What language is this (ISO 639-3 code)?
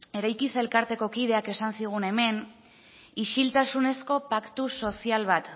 eus